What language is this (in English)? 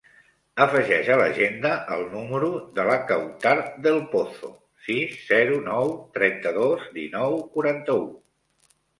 Catalan